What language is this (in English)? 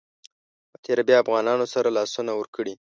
Pashto